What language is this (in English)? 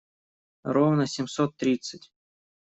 Russian